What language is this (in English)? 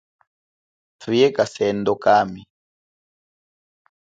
Chokwe